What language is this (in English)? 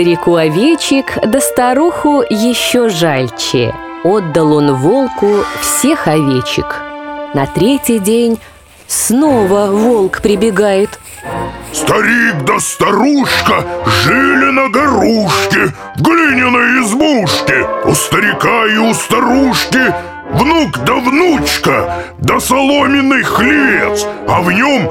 Russian